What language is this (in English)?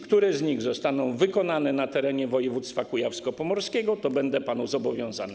Polish